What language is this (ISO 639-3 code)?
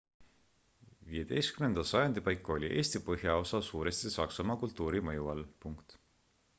est